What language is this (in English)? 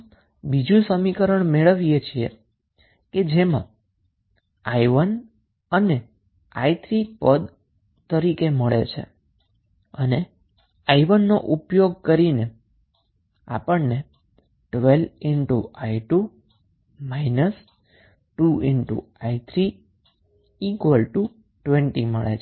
Gujarati